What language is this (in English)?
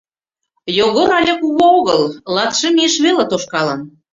Mari